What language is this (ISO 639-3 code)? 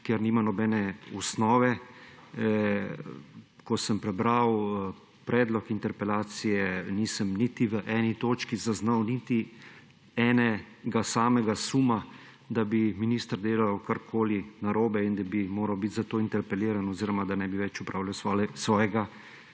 slv